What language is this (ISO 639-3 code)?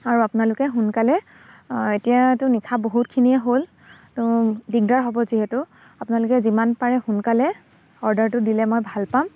asm